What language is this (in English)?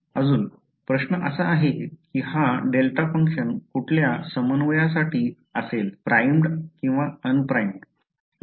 Marathi